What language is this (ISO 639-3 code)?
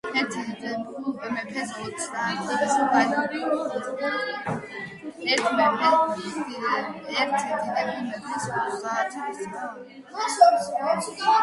kat